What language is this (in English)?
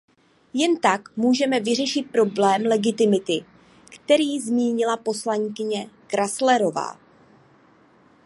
Czech